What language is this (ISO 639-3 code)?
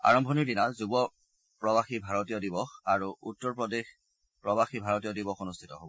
asm